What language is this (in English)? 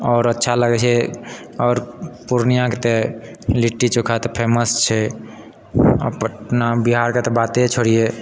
Maithili